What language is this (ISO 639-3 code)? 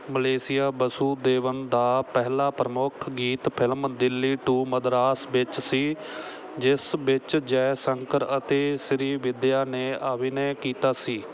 pan